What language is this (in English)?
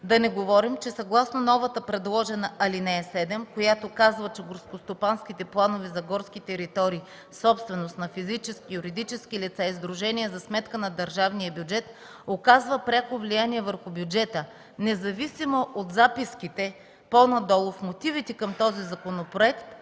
Bulgarian